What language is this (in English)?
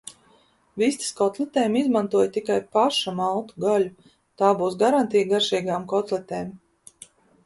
Latvian